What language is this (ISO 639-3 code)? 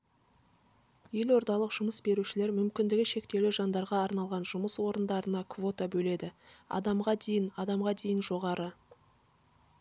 kaz